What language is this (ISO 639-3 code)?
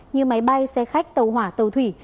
vie